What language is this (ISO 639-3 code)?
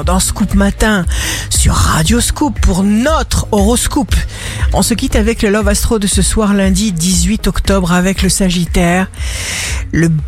fra